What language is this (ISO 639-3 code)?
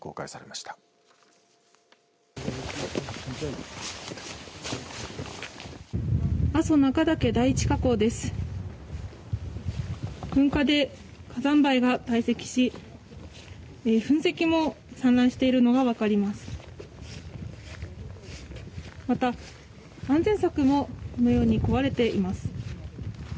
jpn